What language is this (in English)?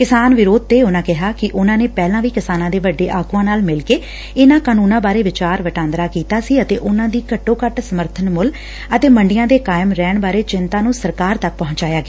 Punjabi